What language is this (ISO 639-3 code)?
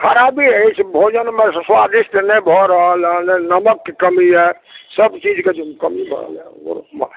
mai